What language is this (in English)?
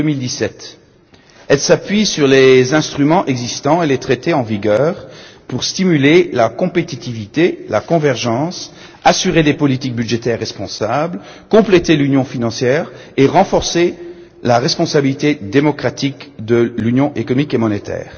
French